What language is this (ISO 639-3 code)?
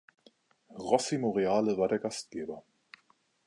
deu